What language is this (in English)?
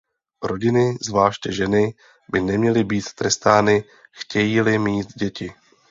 Czech